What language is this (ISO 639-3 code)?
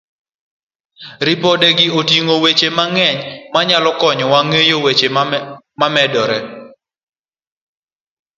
luo